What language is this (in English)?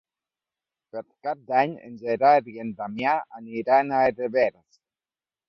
Catalan